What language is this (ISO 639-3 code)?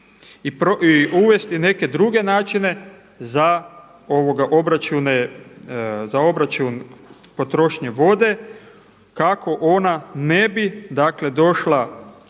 hrv